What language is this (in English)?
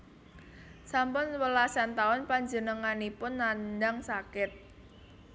Javanese